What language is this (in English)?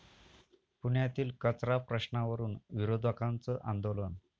Marathi